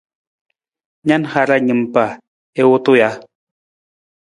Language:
Nawdm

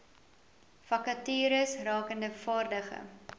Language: Afrikaans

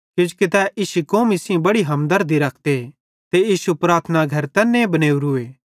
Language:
Bhadrawahi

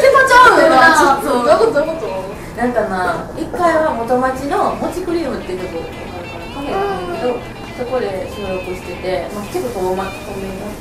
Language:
Japanese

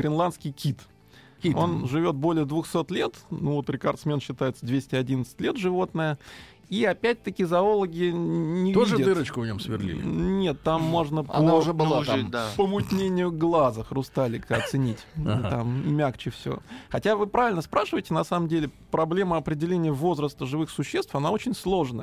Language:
Russian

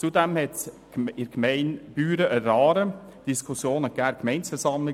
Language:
Swiss German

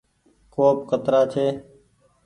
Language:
Goaria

